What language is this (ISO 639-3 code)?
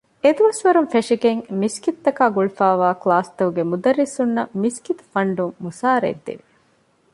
div